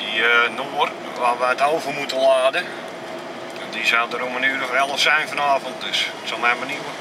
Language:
Dutch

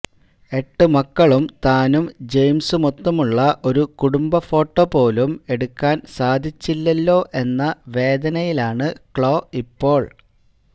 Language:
Malayalam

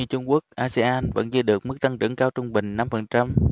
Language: Vietnamese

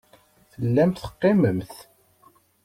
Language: Kabyle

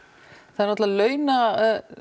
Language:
Icelandic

